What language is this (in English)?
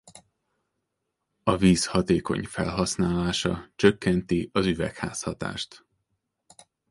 Hungarian